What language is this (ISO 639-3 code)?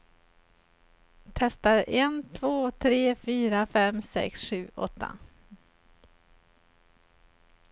swe